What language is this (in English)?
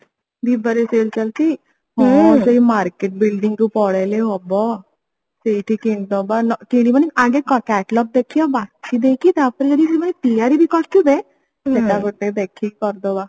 Odia